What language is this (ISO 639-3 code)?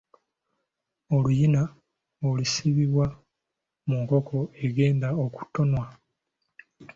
lug